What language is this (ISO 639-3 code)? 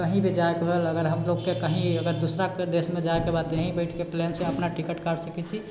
mai